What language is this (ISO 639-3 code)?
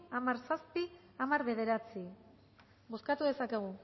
eus